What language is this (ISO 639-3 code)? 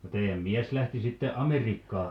fin